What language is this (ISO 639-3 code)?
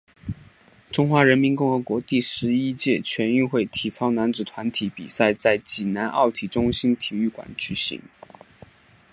zho